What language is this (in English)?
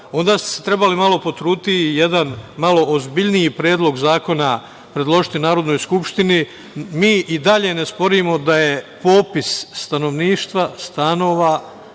Serbian